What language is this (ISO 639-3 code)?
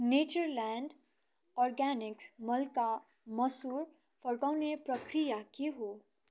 nep